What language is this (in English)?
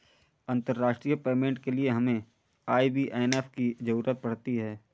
Hindi